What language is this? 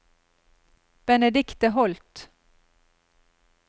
Norwegian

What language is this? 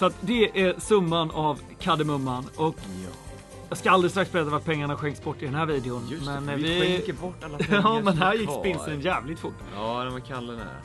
Swedish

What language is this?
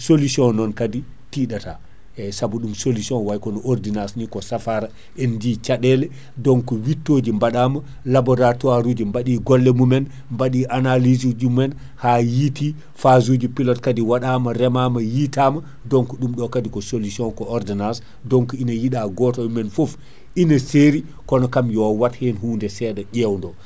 Fula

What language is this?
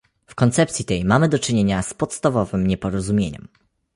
Polish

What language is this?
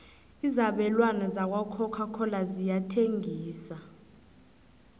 South Ndebele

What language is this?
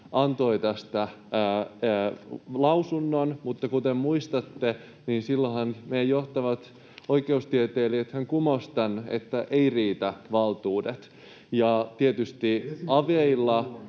Finnish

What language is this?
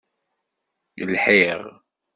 Kabyle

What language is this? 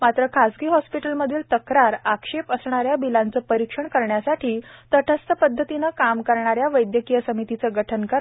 Marathi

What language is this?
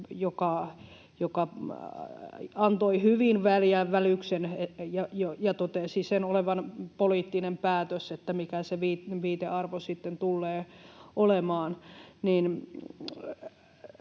Finnish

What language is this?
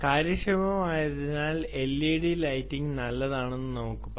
Malayalam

